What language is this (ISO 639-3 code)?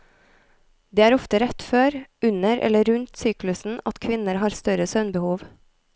nor